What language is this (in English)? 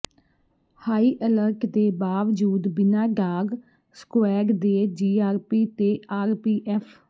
Punjabi